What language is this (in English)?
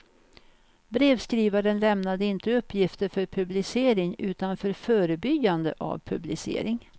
Swedish